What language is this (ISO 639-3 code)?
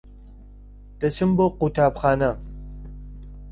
ckb